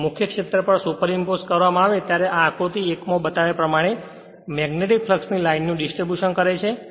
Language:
Gujarati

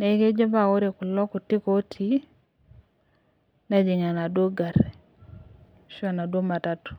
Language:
Masai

